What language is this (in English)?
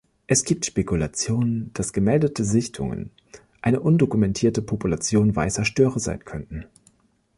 German